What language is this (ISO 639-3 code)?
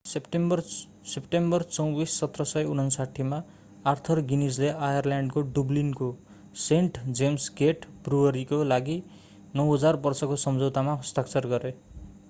nep